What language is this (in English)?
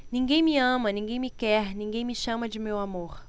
Portuguese